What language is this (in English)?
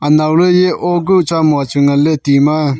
Wancho Naga